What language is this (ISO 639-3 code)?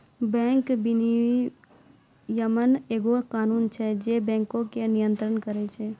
mai